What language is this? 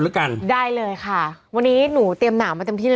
Thai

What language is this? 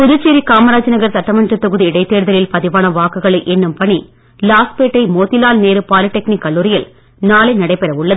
Tamil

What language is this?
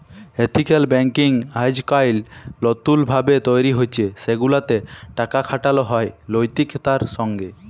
Bangla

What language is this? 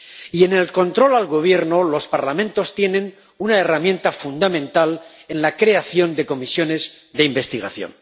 Spanish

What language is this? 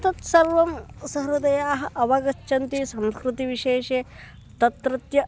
Sanskrit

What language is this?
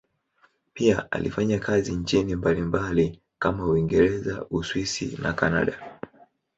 Swahili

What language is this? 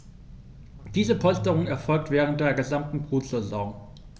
German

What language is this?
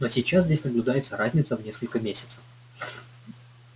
Russian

